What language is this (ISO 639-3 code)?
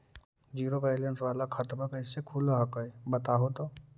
mag